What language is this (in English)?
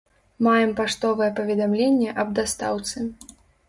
Belarusian